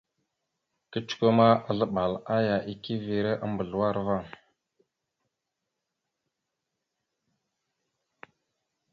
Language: Mada (Cameroon)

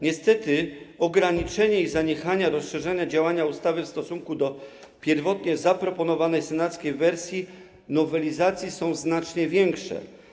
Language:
Polish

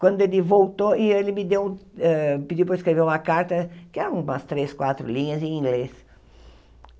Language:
Portuguese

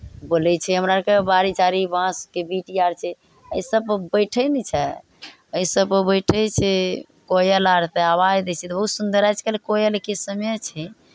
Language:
Maithili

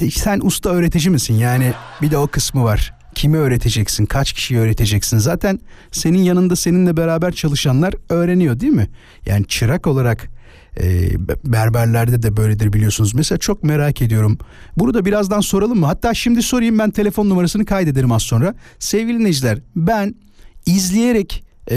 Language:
Turkish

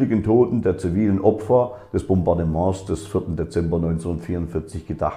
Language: German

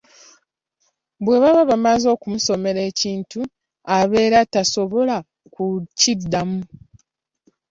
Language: Ganda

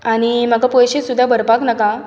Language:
Konkani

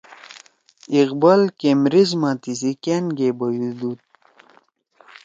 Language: Torwali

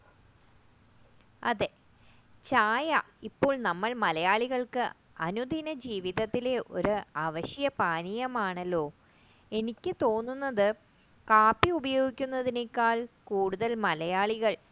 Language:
Malayalam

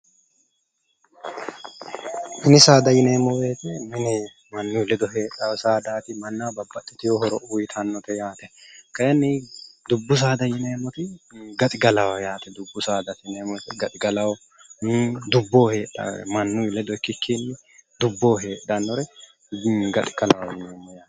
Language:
Sidamo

